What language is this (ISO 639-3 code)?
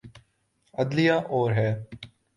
urd